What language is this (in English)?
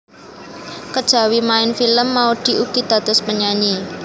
Javanese